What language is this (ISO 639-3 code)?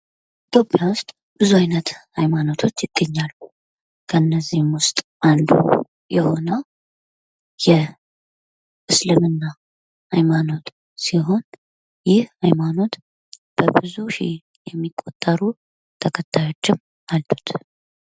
amh